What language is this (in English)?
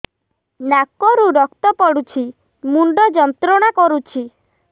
Odia